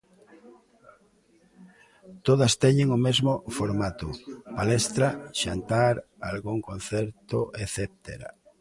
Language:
Galician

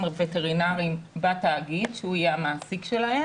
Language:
Hebrew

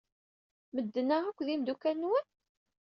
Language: Kabyle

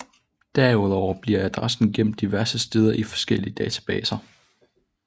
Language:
Danish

